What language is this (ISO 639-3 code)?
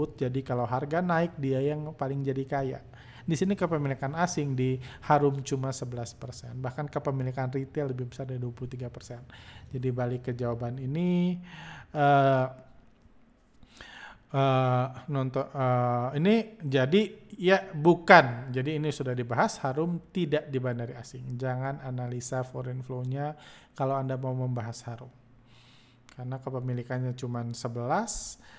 ind